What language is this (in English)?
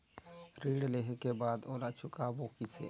Chhattisgarhi